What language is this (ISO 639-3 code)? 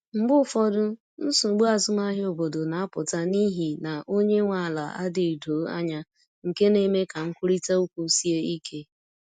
ibo